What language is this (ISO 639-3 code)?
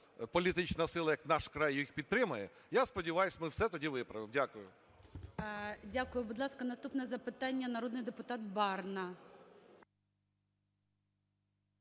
ukr